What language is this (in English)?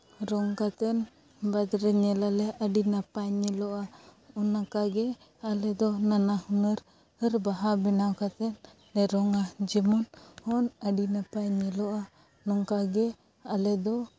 Santali